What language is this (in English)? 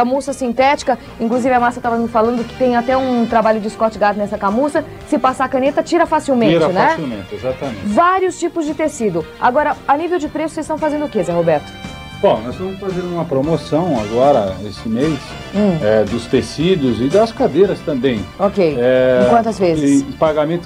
Portuguese